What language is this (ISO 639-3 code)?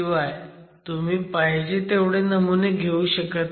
mar